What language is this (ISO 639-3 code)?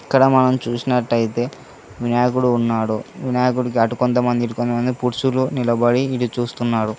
tel